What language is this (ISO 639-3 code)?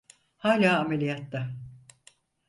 tur